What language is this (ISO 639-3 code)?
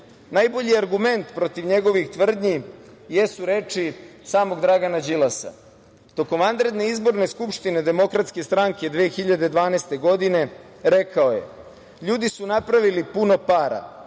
srp